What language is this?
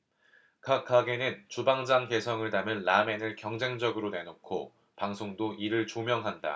Korean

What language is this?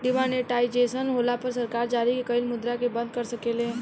Bhojpuri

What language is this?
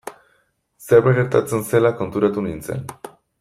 Basque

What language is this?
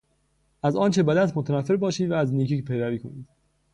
Persian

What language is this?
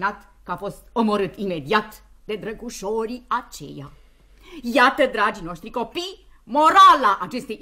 Romanian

